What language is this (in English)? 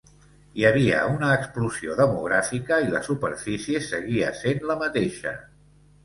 Catalan